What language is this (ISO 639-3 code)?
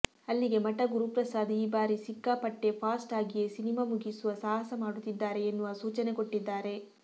kan